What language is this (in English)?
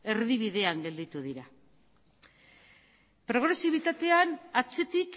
Basque